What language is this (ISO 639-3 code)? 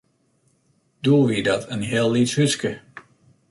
fry